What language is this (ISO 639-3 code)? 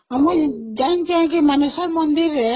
ori